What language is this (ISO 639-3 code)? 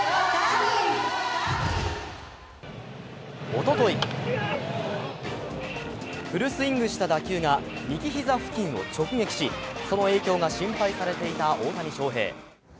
jpn